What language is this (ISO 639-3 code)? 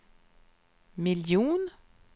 swe